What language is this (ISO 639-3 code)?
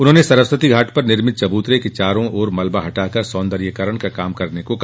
hin